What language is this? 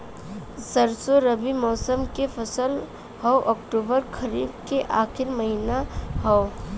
Bhojpuri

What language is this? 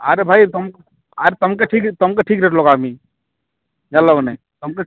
Odia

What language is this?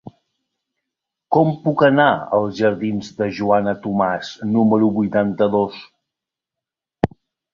Catalan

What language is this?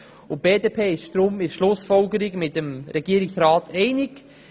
Swiss German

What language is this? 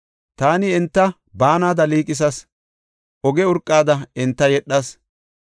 Gofa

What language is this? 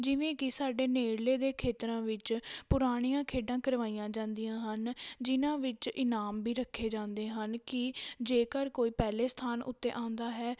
Punjabi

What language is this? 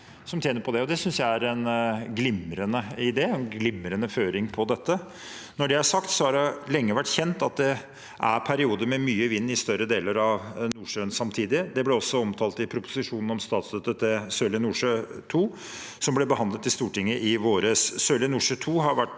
Norwegian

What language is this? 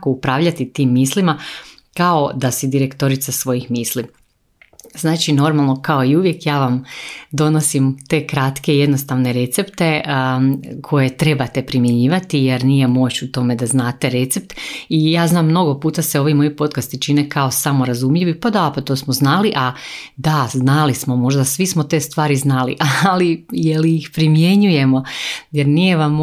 Croatian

